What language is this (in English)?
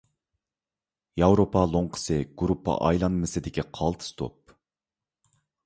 Uyghur